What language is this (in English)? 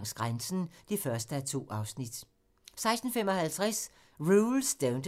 Danish